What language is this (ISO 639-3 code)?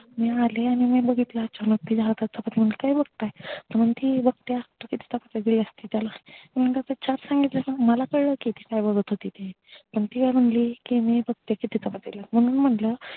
mar